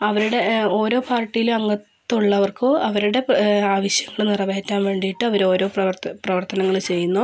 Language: Malayalam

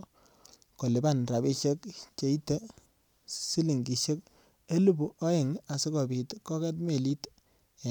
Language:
Kalenjin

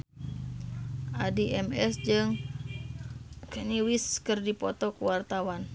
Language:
Sundanese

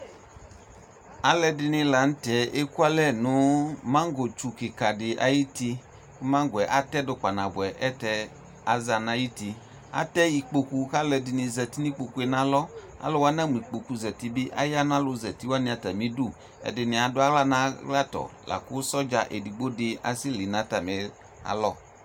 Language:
Ikposo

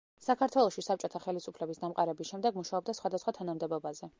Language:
Georgian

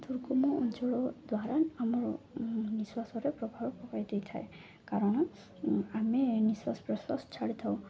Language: Odia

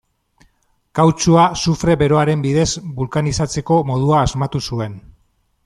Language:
Basque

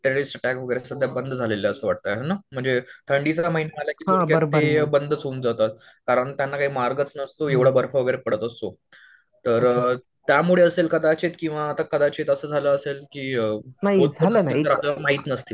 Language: Marathi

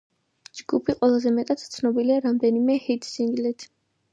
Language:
Georgian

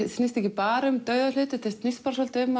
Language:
Icelandic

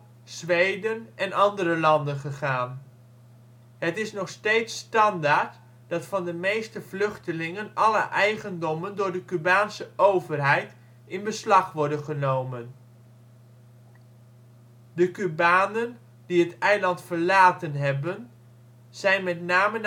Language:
Dutch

